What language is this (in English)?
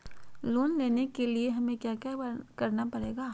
Magahi